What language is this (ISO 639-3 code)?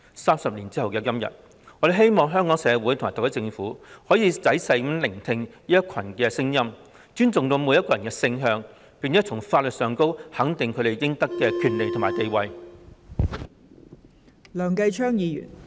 yue